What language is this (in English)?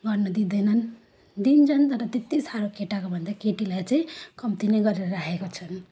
Nepali